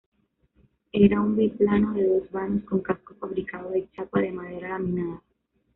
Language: Spanish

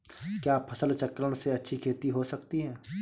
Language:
Hindi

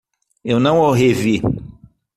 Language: Portuguese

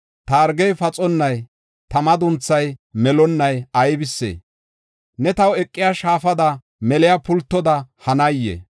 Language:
Gofa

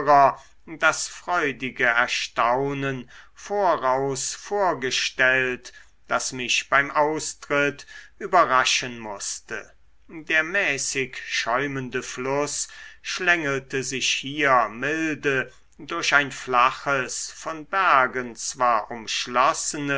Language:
German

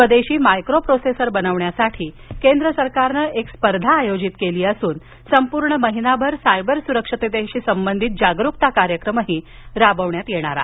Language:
Marathi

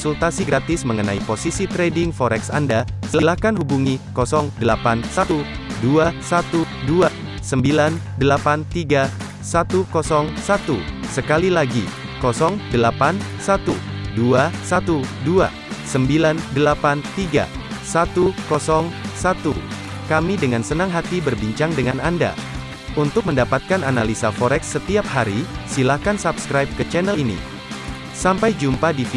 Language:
Indonesian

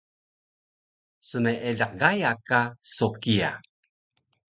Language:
Taroko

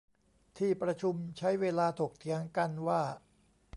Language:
Thai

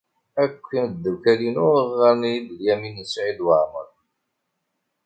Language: Kabyle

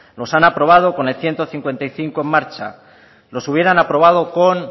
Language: Spanish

